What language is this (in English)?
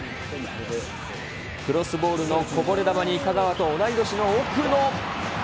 Japanese